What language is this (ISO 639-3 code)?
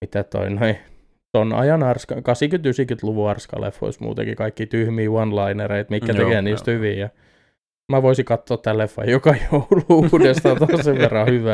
fin